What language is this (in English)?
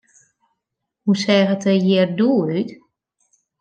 Western Frisian